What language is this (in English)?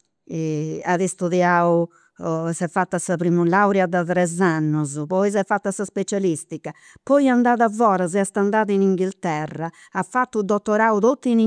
Campidanese Sardinian